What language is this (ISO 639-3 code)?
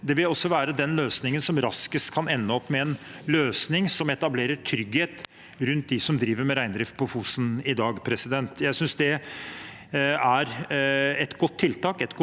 nor